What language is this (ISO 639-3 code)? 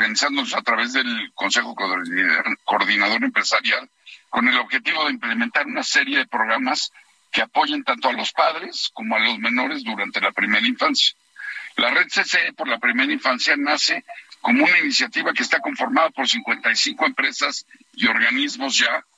spa